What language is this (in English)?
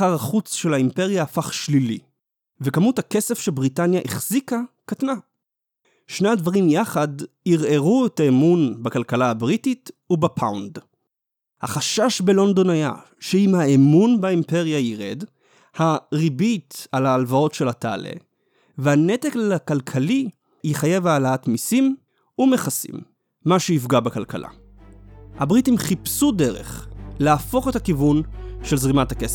Hebrew